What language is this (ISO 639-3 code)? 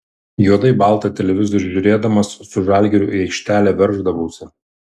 lit